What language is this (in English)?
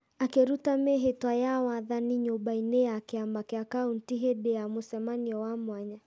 Kikuyu